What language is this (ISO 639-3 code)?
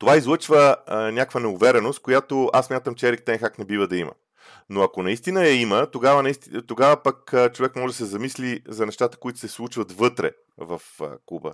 bul